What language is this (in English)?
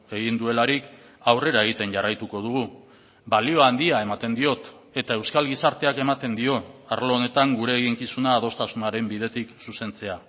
Basque